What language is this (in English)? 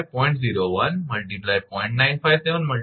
Gujarati